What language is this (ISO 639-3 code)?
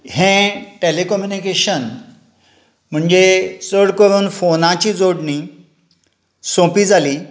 kok